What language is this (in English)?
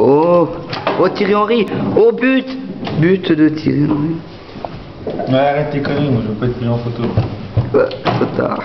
French